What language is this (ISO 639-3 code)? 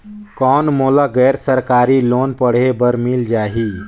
hne